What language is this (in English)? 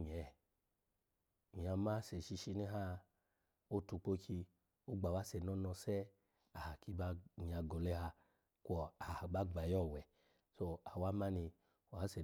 Alago